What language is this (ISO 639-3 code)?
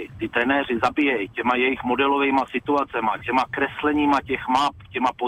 ces